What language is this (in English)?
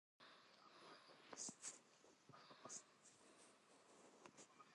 Central Kurdish